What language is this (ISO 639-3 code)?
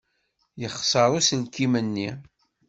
kab